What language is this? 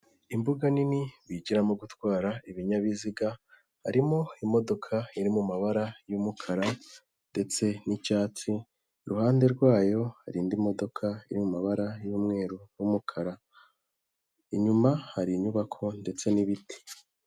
Kinyarwanda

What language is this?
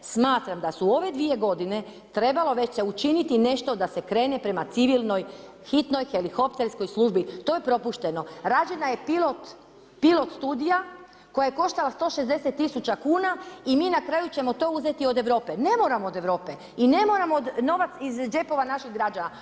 Croatian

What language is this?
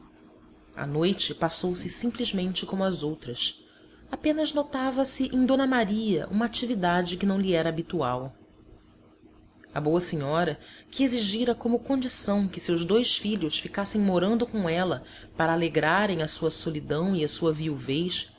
Portuguese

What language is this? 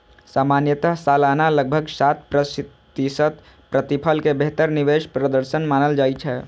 Maithili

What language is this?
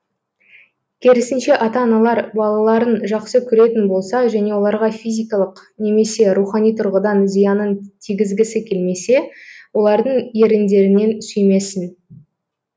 Kazakh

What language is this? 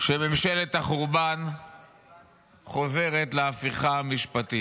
Hebrew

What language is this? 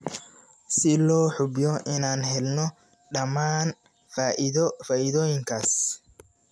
Somali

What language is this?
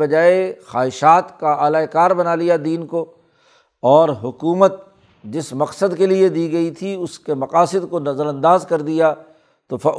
Urdu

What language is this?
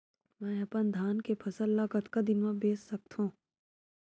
Chhattisgarhi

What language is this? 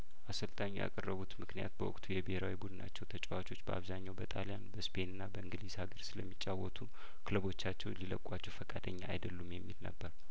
Amharic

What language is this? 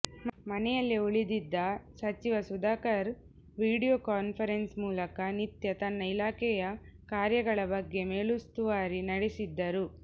Kannada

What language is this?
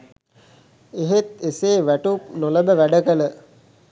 Sinhala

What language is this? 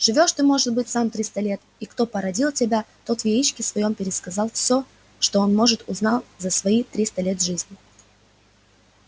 Russian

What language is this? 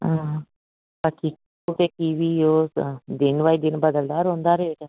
Dogri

